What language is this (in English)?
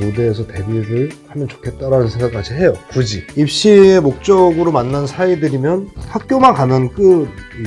Korean